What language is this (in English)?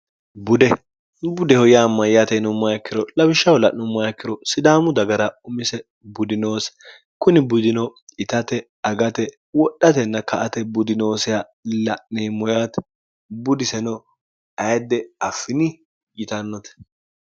Sidamo